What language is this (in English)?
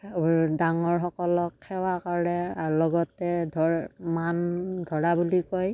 Assamese